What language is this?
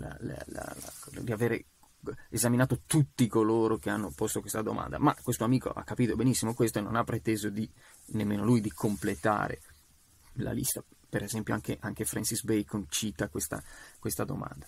Italian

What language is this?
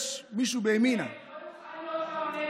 Hebrew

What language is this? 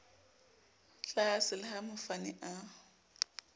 Southern Sotho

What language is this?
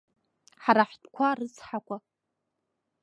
Abkhazian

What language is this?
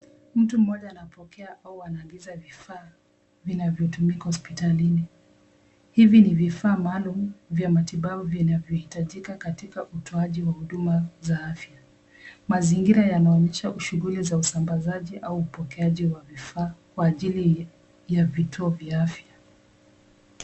Swahili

